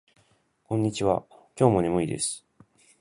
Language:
Japanese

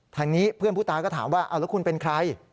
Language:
Thai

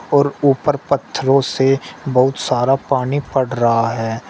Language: Hindi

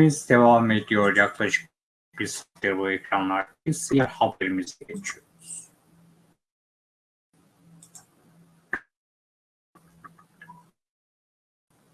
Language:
Turkish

